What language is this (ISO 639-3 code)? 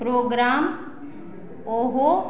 mai